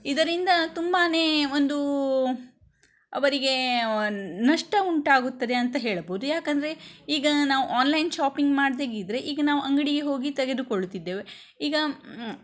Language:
Kannada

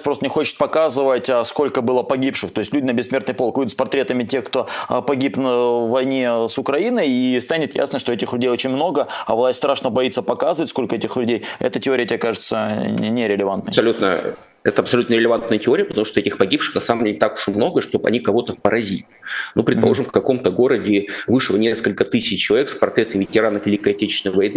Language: Russian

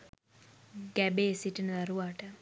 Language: Sinhala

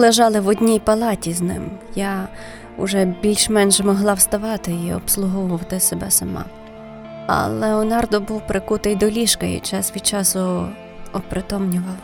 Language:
Ukrainian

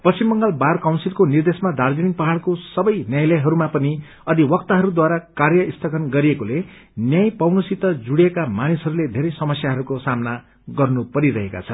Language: Nepali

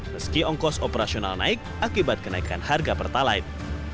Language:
Indonesian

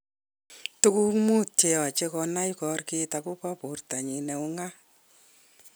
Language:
Kalenjin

